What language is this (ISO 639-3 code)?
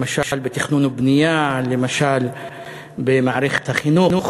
heb